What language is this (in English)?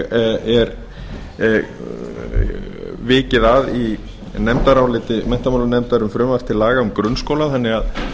Icelandic